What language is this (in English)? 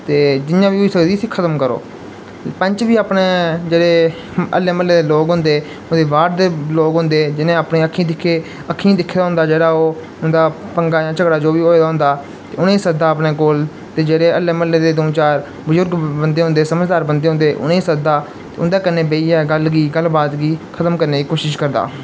Dogri